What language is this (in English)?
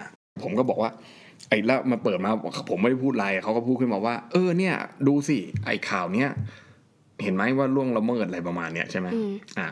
Thai